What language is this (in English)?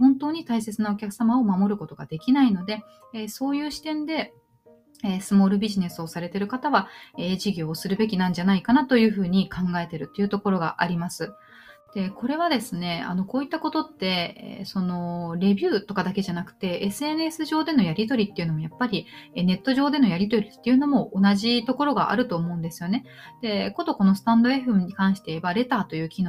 Japanese